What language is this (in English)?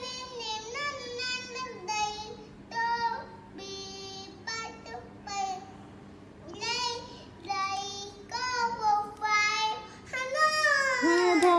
Vietnamese